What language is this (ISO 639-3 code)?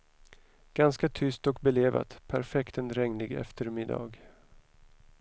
swe